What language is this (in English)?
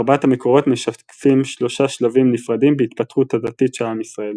Hebrew